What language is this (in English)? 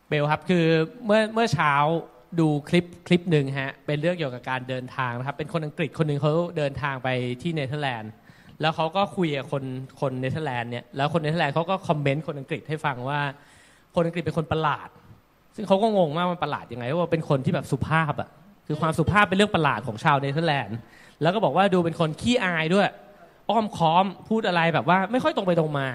Thai